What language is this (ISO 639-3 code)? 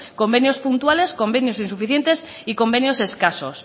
spa